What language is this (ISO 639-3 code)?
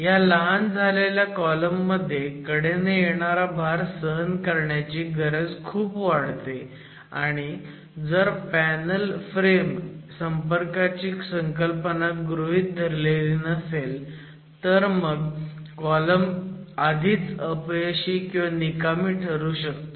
mar